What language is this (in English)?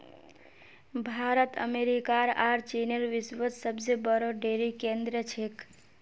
Magahi